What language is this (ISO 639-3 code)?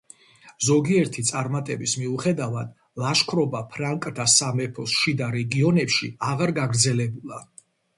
kat